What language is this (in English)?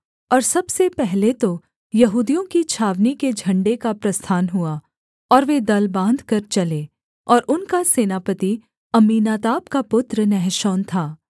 Hindi